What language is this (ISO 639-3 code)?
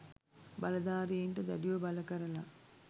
sin